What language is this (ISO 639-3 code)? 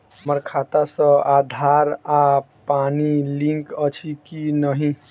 mai